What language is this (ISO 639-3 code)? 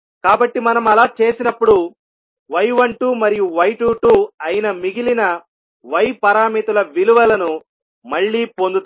tel